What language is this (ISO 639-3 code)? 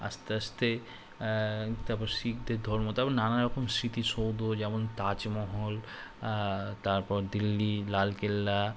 ben